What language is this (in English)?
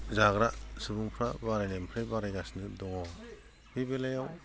Bodo